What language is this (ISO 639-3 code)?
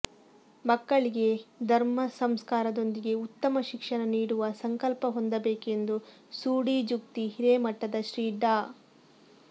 kan